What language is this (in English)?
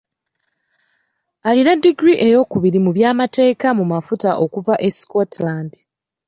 Ganda